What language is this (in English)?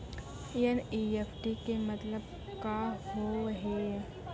Maithili